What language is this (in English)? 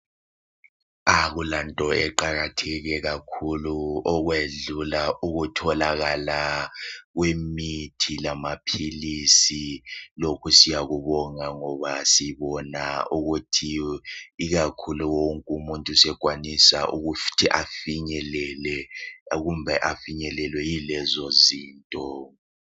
North Ndebele